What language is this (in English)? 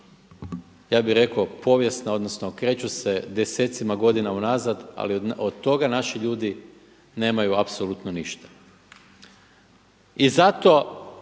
Croatian